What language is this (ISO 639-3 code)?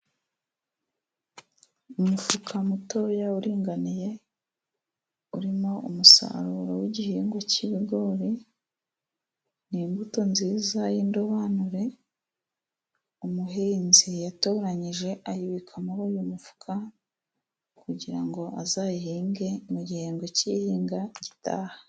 kin